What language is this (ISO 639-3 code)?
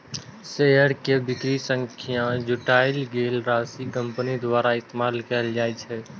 mai